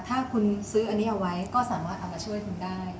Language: Thai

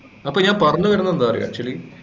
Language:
Malayalam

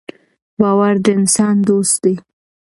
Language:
Pashto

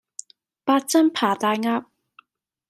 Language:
Cantonese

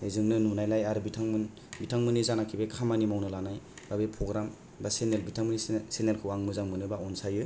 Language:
Bodo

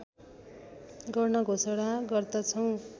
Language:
Nepali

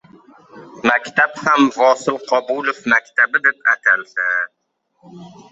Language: Uzbek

